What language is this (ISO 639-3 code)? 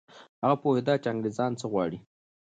pus